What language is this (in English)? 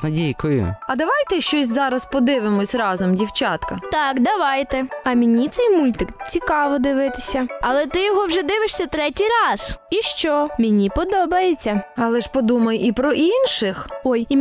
Ukrainian